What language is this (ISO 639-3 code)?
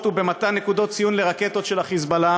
heb